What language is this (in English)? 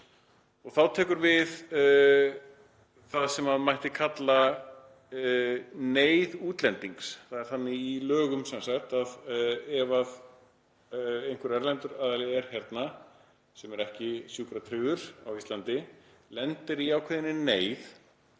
Icelandic